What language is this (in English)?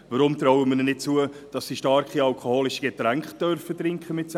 Swiss German